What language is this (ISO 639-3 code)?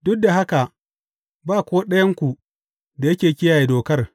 hau